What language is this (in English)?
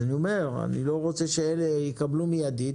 Hebrew